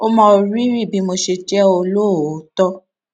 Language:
Yoruba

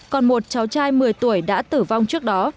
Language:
Vietnamese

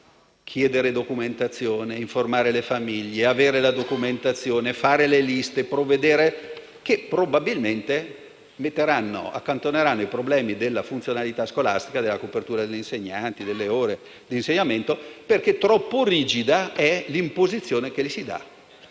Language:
Italian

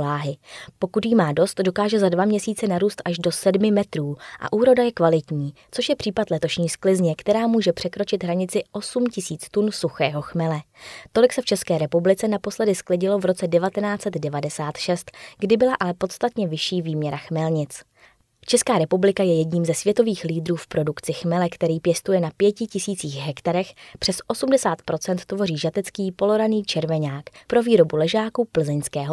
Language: Czech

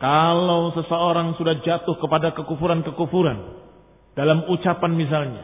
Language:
Indonesian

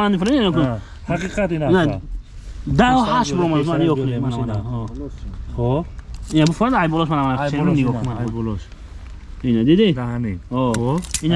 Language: Turkish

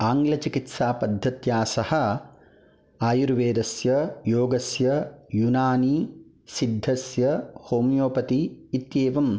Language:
Sanskrit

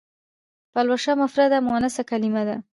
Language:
Pashto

